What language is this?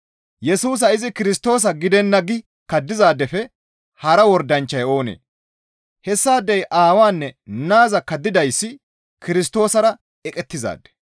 Gamo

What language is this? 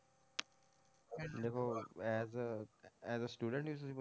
Punjabi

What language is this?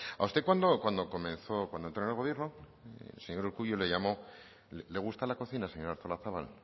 Spanish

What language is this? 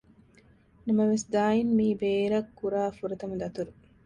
Divehi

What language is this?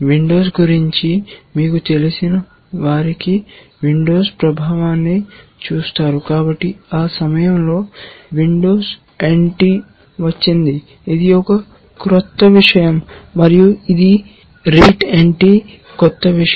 Telugu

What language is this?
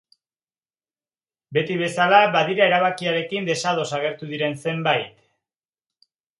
Basque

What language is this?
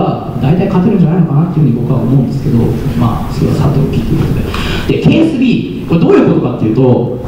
Japanese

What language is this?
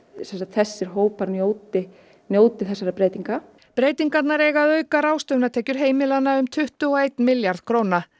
Icelandic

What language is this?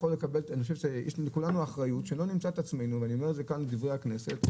Hebrew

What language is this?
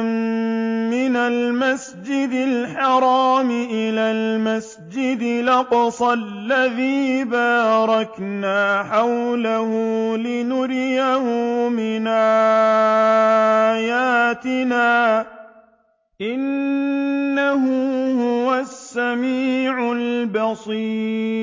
Arabic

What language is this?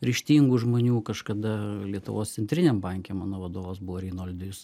Lithuanian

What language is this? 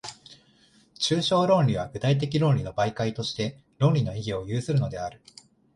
Japanese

